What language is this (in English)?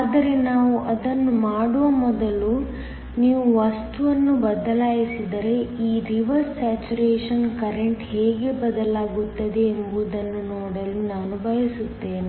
Kannada